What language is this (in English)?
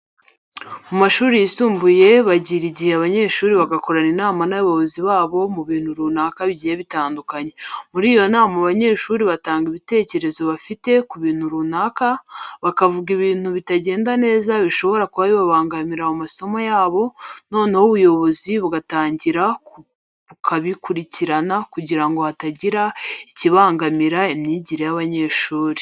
Kinyarwanda